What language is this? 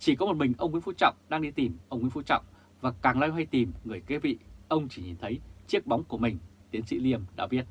Vietnamese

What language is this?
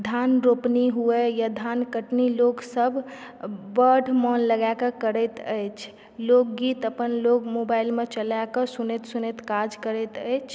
Maithili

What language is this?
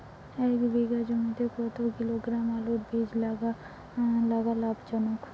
Bangla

